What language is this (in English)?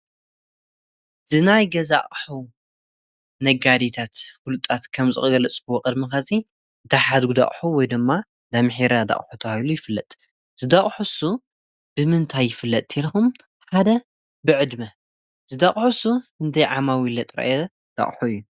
Tigrinya